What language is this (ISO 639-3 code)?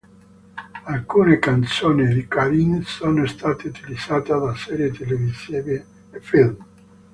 ita